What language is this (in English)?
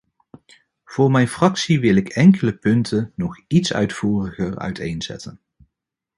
Dutch